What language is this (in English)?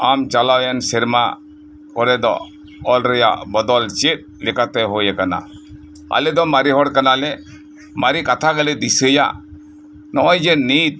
Santali